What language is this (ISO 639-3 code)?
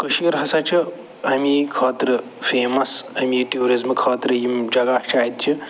kas